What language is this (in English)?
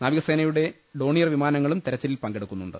Malayalam